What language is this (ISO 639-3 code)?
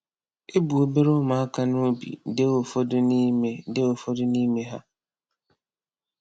ibo